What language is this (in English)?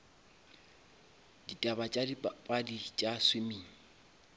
Northern Sotho